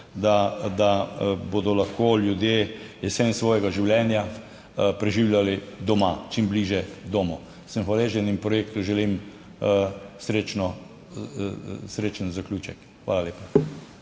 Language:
Slovenian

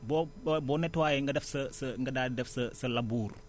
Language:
Wolof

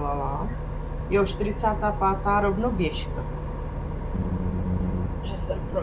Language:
Czech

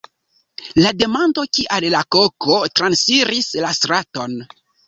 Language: Esperanto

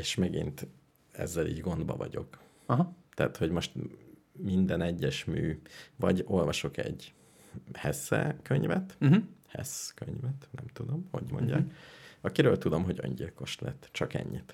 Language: Hungarian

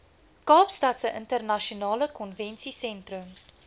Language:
Afrikaans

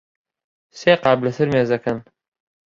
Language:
Central Kurdish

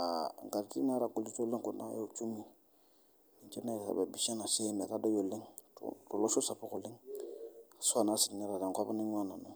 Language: Masai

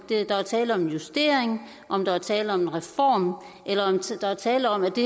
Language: Danish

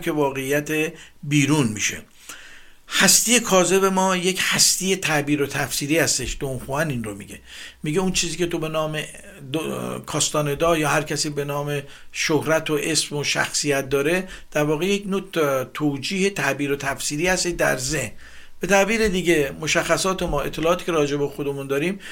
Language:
Persian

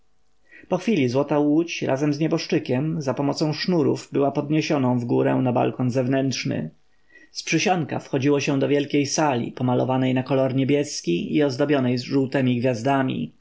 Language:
Polish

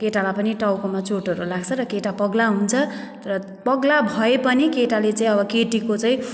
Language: Nepali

